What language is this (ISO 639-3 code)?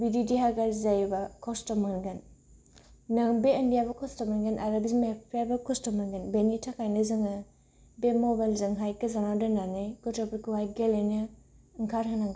brx